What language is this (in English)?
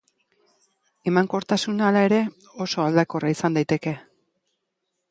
Basque